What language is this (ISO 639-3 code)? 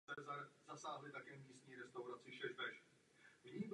ces